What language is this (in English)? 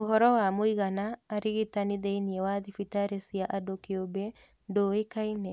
Kikuyu